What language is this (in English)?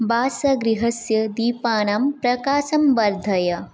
Sanskrit